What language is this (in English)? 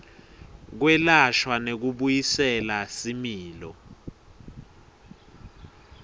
Swati